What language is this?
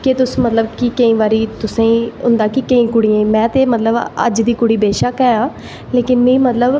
Dogri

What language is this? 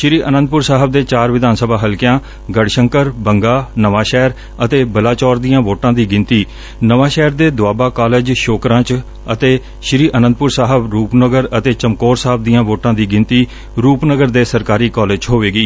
Punjabi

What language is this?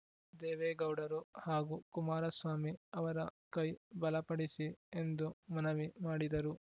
Kannada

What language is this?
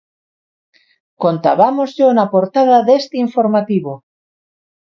Galician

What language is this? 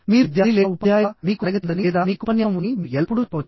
Telugu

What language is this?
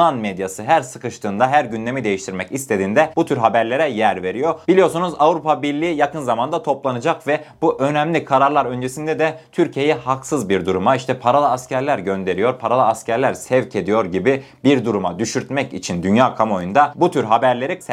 Turkish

